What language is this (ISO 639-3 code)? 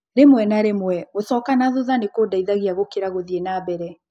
kik